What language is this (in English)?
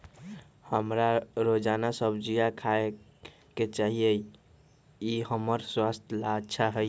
Magahi